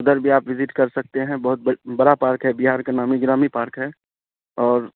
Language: Urdu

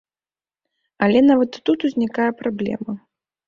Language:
Belarusian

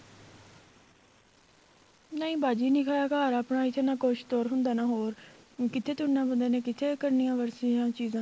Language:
Punjabi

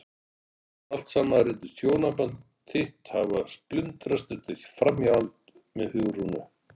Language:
Icelandic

